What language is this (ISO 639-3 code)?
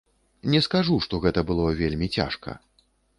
bel